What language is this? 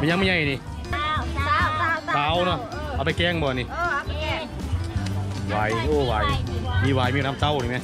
Thai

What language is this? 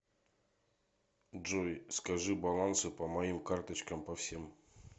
Russian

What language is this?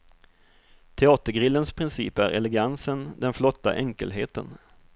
Swedish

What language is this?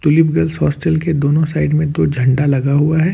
Hindi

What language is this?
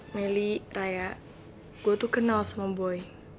Indonesian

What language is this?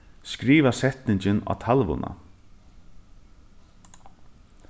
Faroese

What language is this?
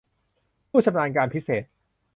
Thai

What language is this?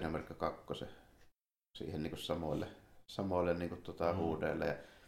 Finnish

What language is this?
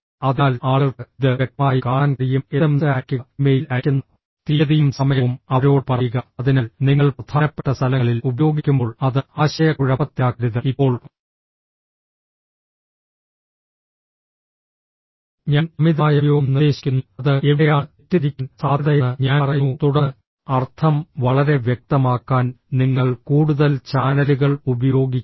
Malayalam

